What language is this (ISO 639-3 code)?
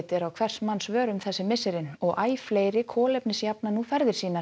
isl